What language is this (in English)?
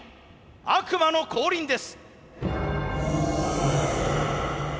Japanese